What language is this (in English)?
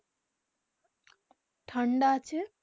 Bangla